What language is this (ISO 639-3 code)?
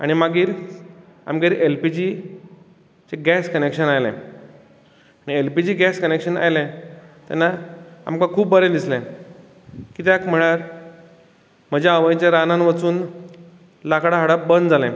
kok